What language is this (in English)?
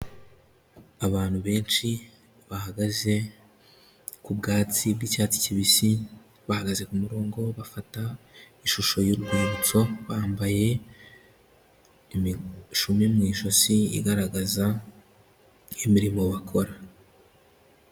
Kinyarwanda